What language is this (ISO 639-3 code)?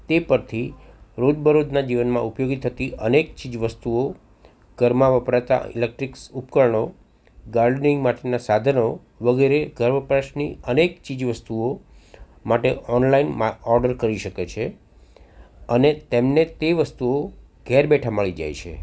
guj